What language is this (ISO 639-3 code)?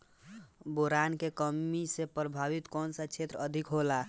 bho